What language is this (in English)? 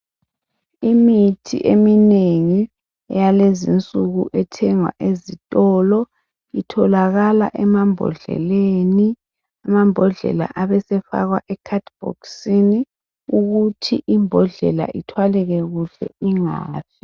North Ndebele